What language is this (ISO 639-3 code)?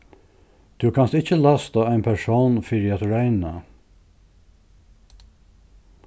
fao